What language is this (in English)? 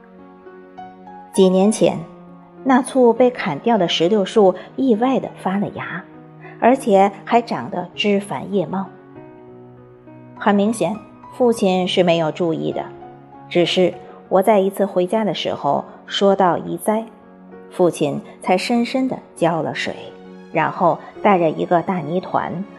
Chinese